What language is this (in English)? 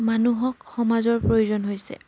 Assamese